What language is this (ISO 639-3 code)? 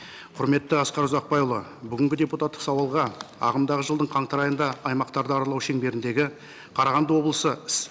kaz